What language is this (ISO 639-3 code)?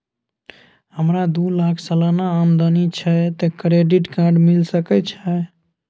mai